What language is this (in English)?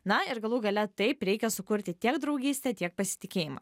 Lithuanian